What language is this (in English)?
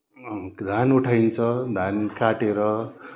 Nepali